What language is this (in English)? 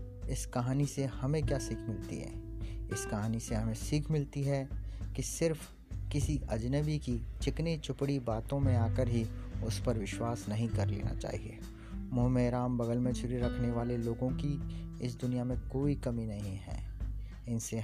Hindi